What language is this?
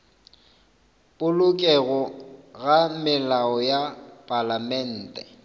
Northern Sotho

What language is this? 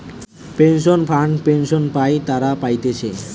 Bangla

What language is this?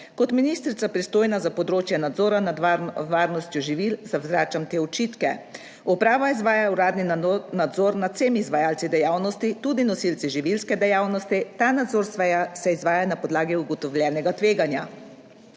Slovenian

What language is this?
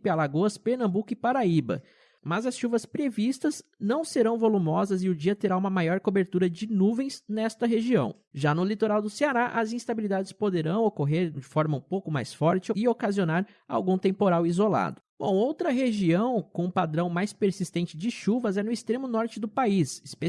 Portuguese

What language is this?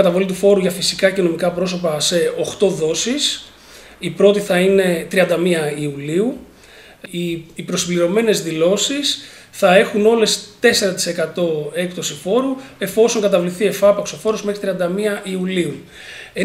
Greek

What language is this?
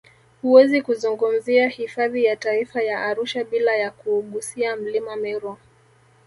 Swahili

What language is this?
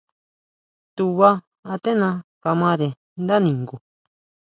Huautla Mazatec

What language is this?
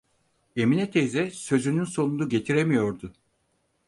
Turkish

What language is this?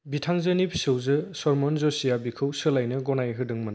Bodo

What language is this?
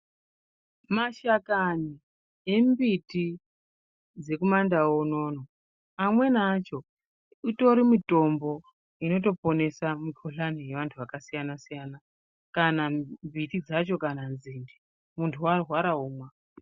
Ndau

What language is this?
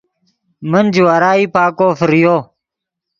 Yidgha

